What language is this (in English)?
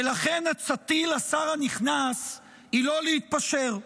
Hebrew